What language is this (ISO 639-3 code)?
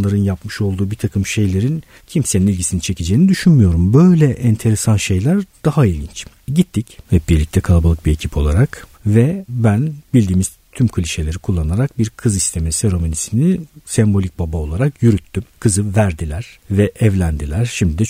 tur